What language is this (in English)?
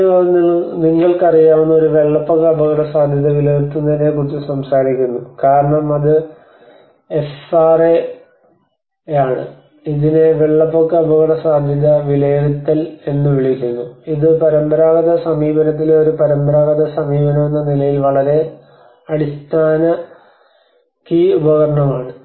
Malayalam